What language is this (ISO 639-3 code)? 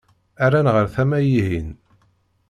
kab